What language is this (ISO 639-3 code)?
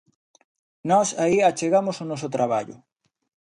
glg